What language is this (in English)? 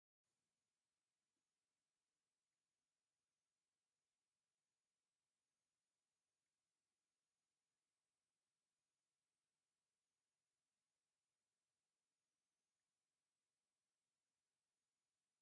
Tigrinya